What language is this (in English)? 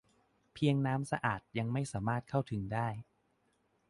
Thai